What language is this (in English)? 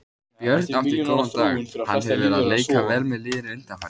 Icelandic